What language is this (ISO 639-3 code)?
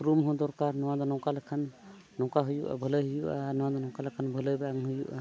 sat